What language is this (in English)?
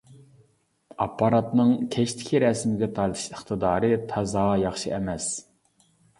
Uyghur